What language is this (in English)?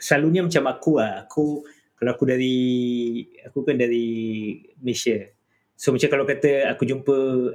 Malay